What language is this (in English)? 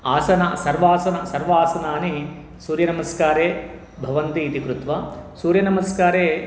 Sanskrit